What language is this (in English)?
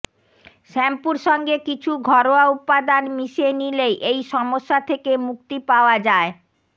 Bangla